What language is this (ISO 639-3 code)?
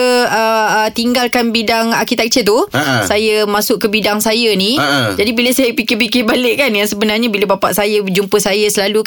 msa